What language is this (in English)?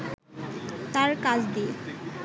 Bangla